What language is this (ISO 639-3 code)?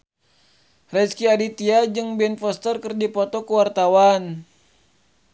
sun